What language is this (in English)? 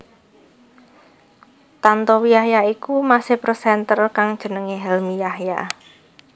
Javanese